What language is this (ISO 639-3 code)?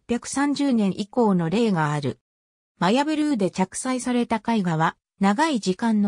jpn